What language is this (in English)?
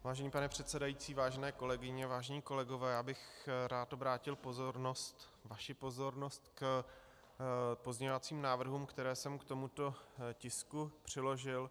Czech